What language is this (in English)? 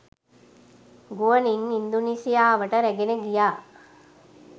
Sinhala